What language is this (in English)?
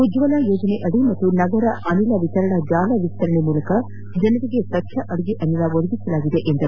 Kannada